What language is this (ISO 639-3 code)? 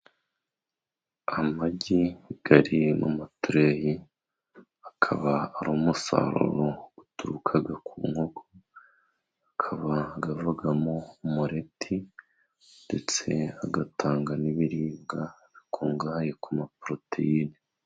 kin